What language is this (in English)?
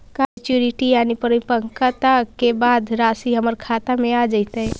Magahi